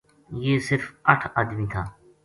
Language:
Gujari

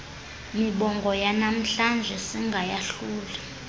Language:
Xhosa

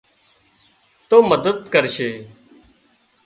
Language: Wadiyara Koli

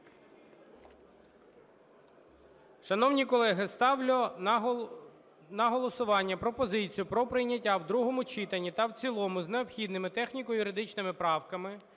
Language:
Ukrainian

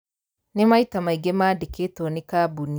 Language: Kikuyu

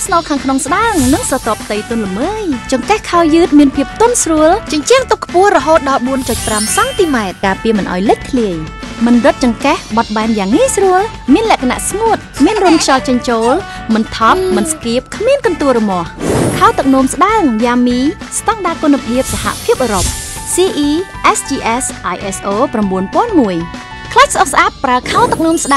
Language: Thai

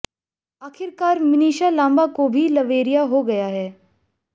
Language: Hindi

